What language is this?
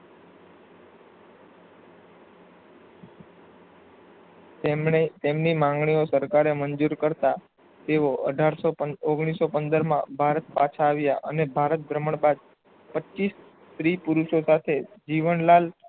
Gujarati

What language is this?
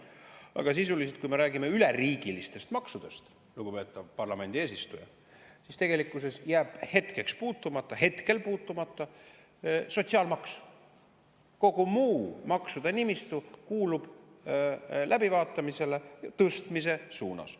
Estonian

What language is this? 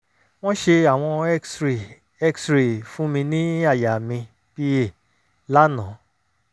Yoruba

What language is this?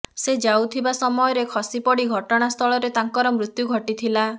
Odia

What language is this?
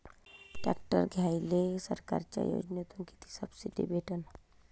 Marathi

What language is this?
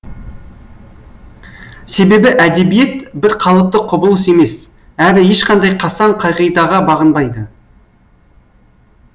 Kazakh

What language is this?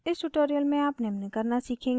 Hindi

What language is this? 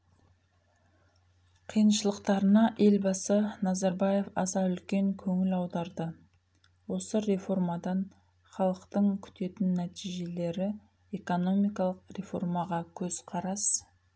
Kazakh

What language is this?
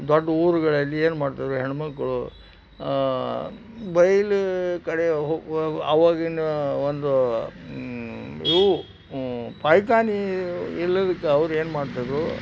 Kannada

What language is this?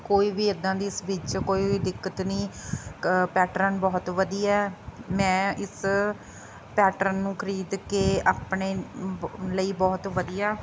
Punjabi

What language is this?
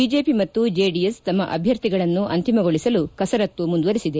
Kannada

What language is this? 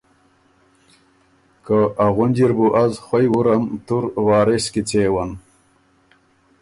Ormuri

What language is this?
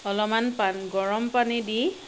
Assamese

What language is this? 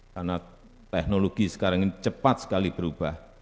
Indonesian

